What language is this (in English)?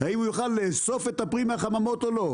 Hebrew